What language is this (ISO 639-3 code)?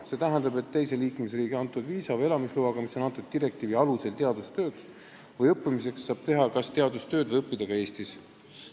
est